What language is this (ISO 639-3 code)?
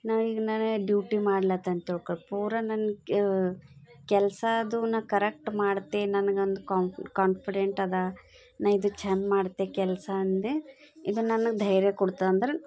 kan